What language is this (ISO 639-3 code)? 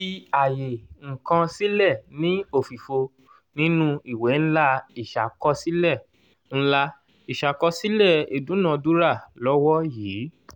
yor